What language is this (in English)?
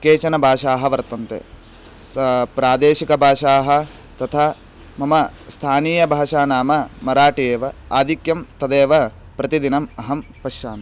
Sanskrit